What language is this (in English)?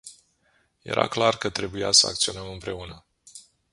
Romanian